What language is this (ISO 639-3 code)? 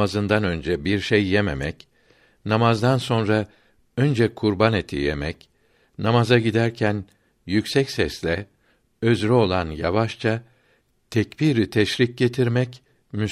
tur